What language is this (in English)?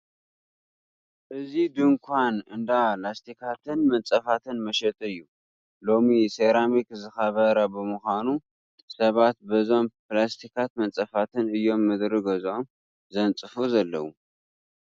Tigrinya